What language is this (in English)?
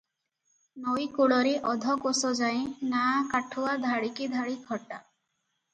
Odia